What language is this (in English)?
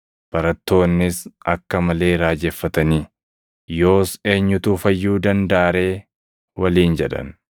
Oromo